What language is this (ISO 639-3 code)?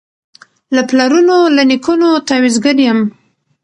pus